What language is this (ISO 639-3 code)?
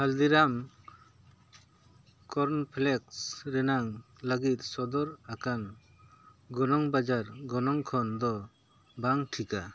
sat